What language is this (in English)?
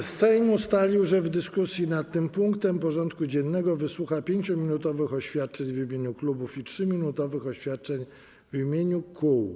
Polish